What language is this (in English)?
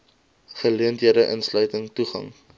Afrikaans